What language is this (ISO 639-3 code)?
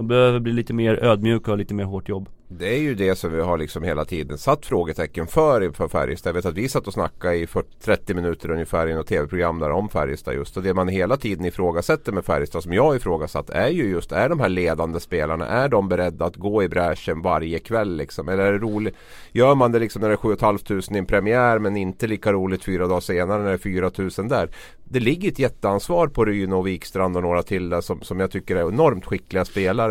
swe